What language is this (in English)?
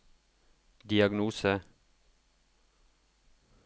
Norwegian